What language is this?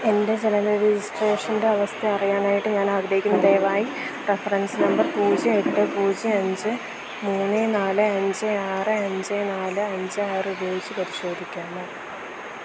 Malayalam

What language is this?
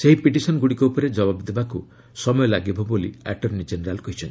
Odia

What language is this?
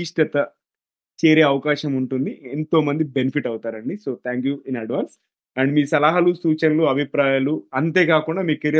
Telugu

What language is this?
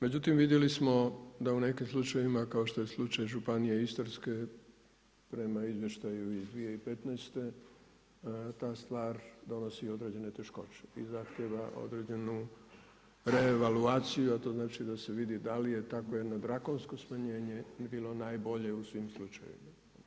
Croatian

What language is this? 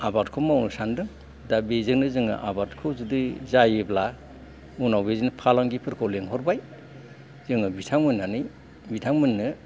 Bodo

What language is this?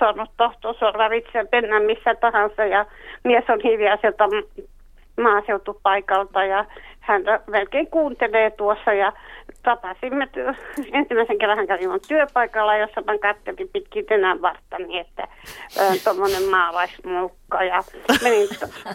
Finnish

